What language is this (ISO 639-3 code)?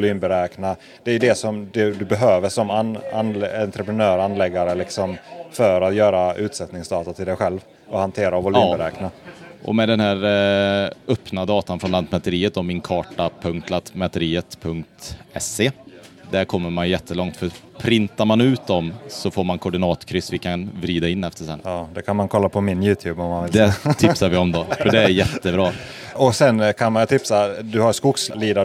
swe